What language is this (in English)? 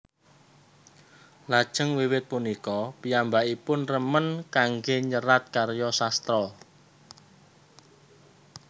Javanese